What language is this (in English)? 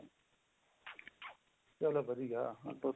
Punjabi